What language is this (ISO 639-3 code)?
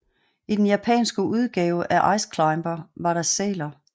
dan